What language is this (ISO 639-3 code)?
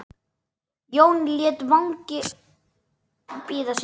isl